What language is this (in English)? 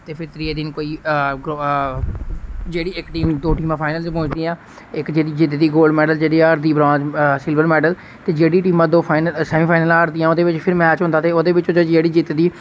Dogri